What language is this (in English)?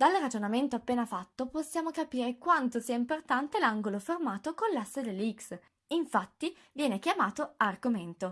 Italian